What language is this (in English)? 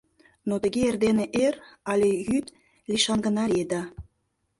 Mari